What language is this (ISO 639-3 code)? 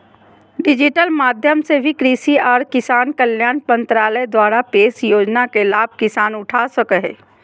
mag